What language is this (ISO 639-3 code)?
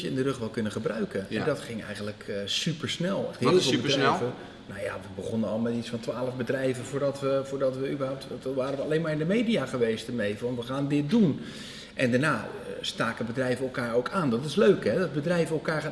nld